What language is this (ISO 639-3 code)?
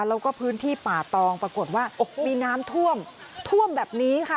tha